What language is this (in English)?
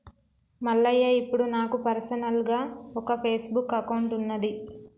Telugu